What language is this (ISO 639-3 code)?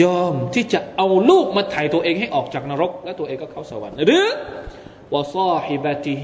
tha